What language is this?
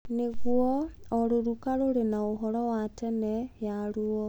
Kikuyu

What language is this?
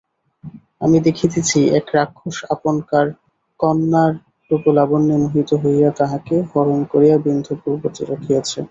Bangla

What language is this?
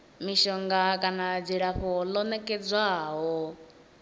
Venda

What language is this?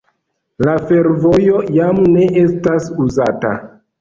Esperanto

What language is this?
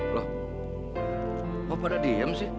Indonesian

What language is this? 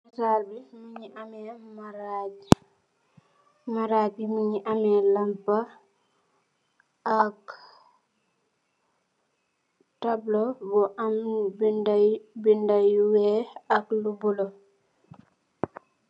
Wolof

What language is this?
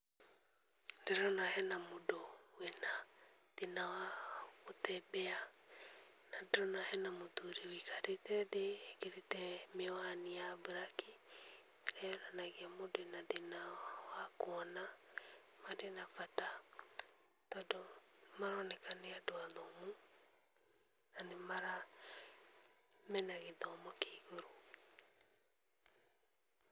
Kikuyu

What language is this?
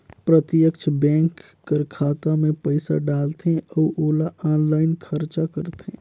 Chhattisgarhi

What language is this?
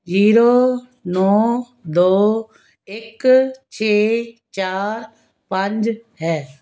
Punjabi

